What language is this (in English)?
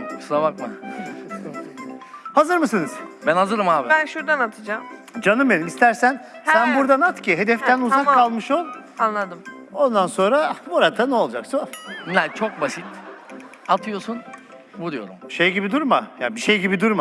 Turkish